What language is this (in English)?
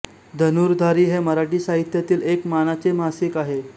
Marathi